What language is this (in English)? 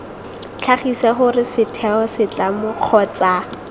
Tswana